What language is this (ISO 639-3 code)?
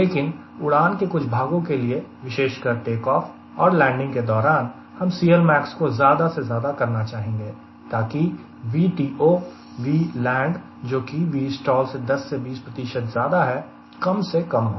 hin